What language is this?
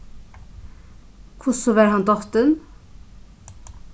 Faroese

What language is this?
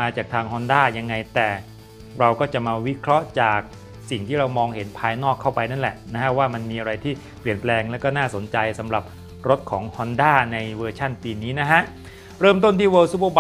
Thai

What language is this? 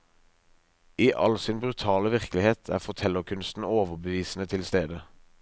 Norwegian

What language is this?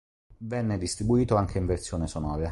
Italian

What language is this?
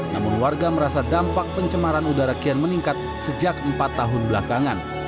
Indonesian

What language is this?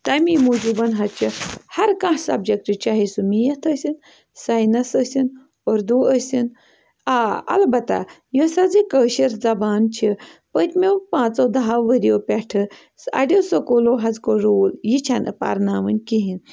Kashmiri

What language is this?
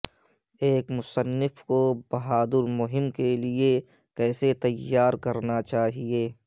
Urdu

